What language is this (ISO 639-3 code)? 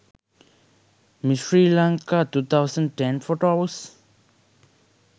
sin